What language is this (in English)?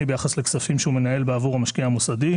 Hebrew